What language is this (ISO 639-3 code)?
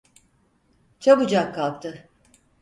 tur